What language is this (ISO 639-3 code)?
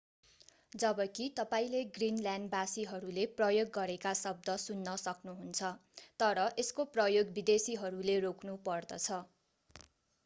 nep